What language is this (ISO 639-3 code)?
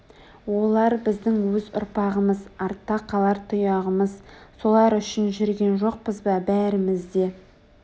kaz